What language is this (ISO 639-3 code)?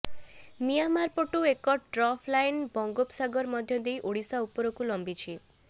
ori